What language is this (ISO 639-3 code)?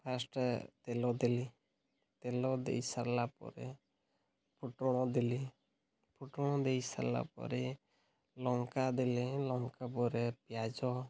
ori